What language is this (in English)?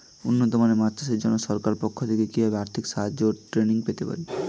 Bangla